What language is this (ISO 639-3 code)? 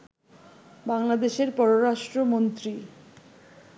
ben